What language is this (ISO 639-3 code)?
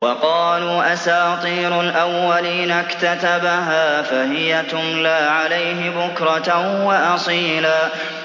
ara